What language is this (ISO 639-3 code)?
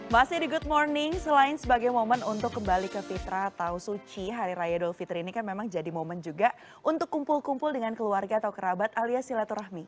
ind